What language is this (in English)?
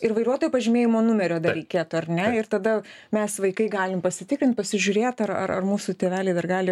Lithuanian